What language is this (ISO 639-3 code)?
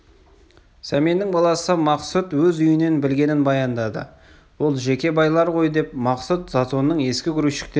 kaz